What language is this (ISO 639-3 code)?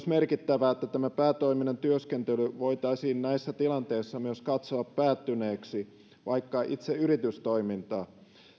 fin